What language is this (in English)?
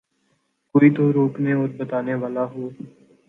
Urdu